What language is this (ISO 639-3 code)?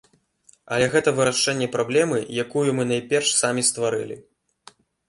bel